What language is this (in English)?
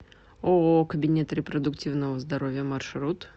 Russian